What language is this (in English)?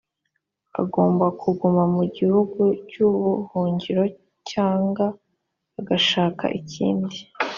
Kinyarwanda